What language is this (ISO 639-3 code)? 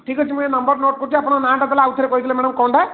ori